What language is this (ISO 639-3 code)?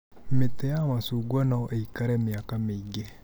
kik